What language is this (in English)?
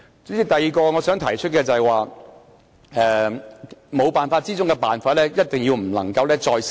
Cantonese